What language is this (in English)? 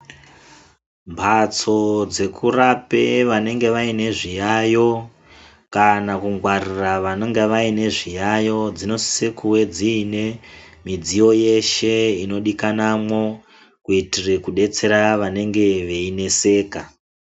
Ndau